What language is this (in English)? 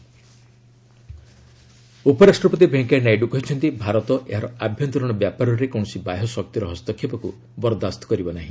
Odia